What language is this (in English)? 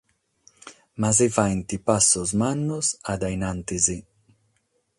Sardinian